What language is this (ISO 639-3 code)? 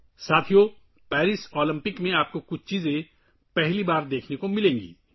urd